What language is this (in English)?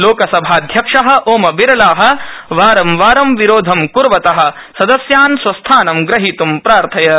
Sanskrit